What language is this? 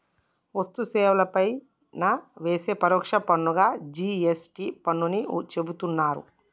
Telugu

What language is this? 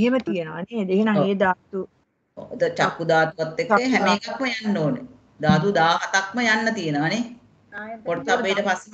Indonesian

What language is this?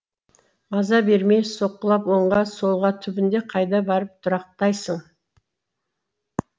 Kazakh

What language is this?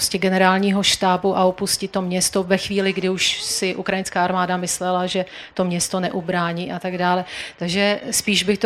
Czech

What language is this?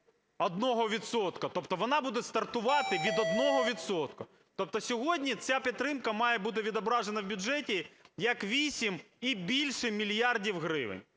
Ukrainian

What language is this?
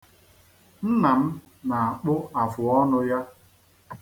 Igbo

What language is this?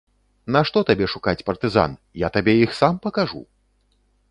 Belarusian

